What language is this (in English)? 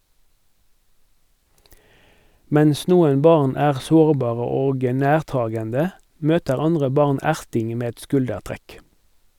Norwegian